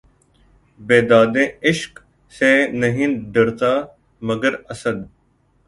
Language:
Urdu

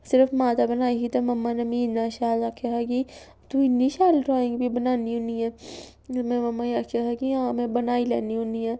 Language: Dogri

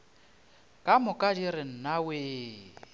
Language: Northern Sotho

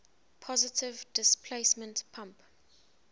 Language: English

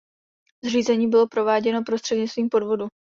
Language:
Czech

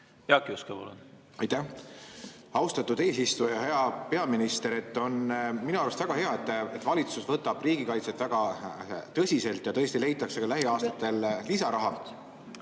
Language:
Estonian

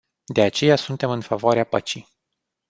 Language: Romanian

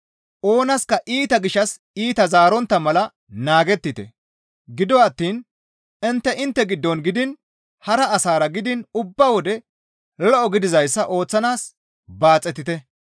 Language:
Gamo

